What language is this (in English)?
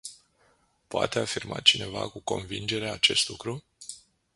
Romanian